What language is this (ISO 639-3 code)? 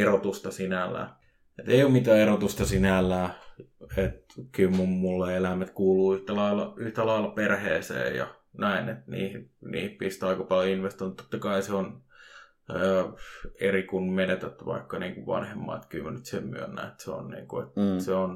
fin